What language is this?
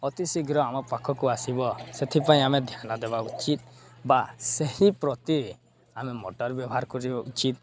Odia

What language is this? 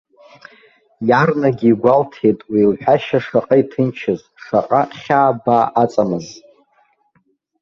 Abkhazian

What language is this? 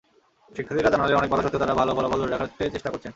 Bangla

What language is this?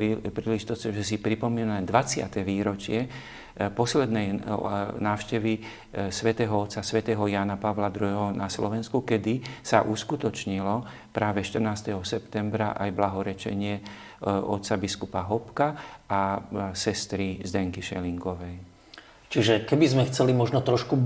Slovak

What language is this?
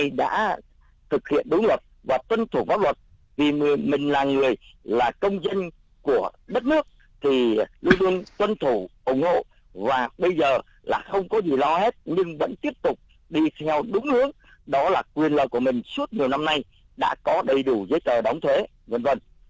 Vietnamese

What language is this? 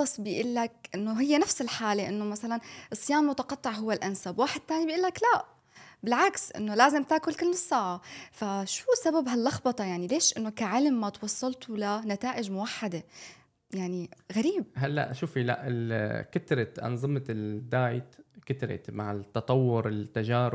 Arabic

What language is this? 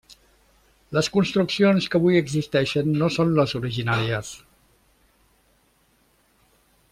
Catalan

